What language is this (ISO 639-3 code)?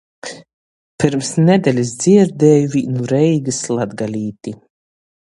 ltg